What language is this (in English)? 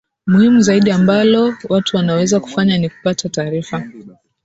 Swahili